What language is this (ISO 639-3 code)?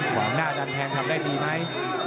tha